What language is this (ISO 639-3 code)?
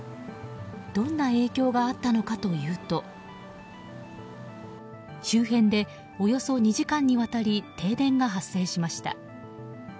jpn